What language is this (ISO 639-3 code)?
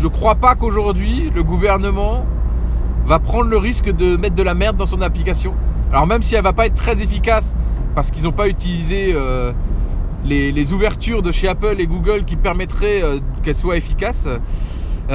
fra